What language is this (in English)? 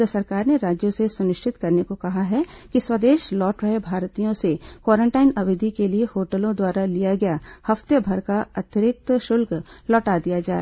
Hindi